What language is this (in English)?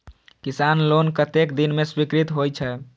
Maithili